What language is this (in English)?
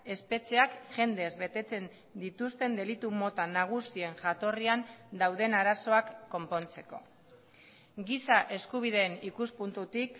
Basque